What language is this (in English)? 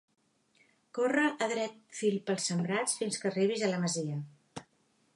Catalan